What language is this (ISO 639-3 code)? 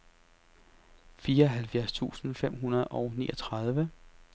dan